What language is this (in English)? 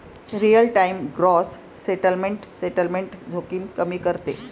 Marathi